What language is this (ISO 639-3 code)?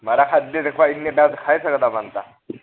doi